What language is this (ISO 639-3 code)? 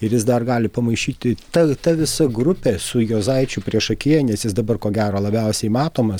lit